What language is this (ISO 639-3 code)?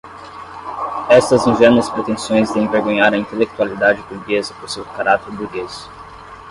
por